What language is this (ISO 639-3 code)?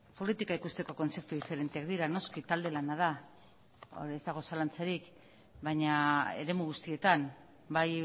eus